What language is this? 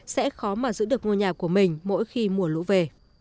Vietnamese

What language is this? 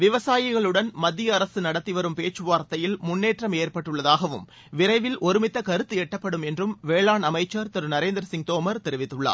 Tamil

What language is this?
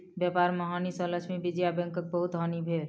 Maithili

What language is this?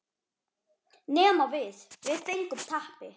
Icelandic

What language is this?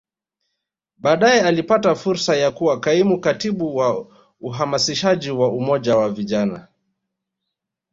Swahili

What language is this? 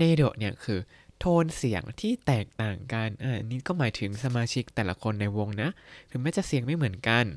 Thai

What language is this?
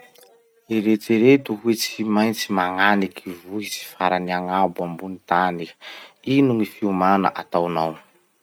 Masikoro Malagasy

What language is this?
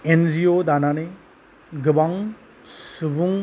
Bodo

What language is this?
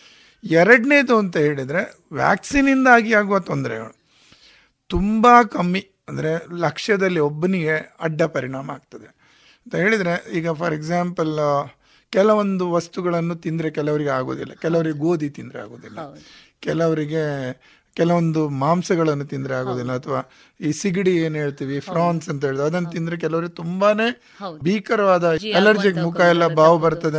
Kannada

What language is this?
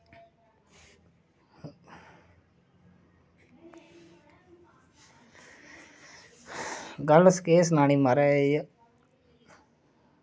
Dogri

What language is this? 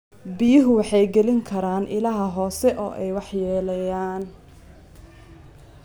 Somali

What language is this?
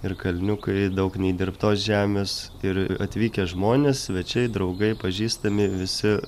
Lithuanian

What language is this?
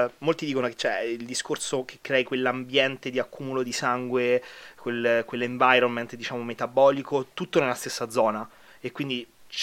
Italian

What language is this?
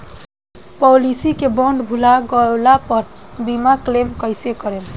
Bhojpuri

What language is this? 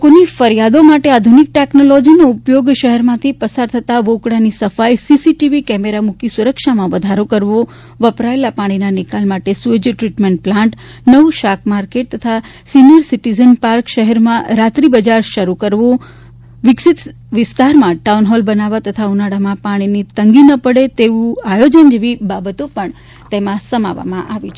Gujarati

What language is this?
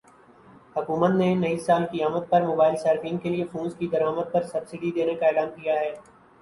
Urdu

